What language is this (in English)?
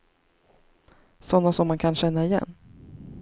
Swedish